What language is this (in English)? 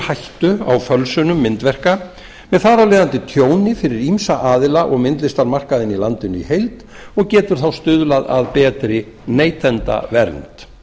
Icelandic